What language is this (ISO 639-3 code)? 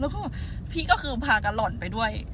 tha